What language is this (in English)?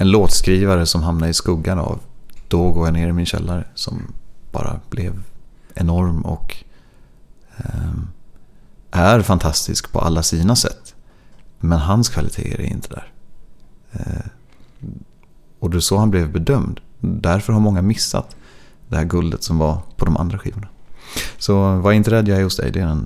Swedish